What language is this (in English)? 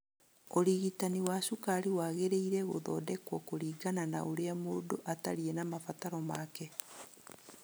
Kikuyu